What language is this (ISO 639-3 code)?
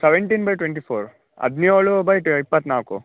kan